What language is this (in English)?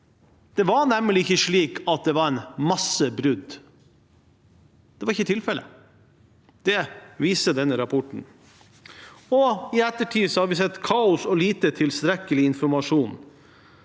Norwegian